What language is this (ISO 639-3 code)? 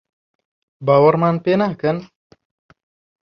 ckb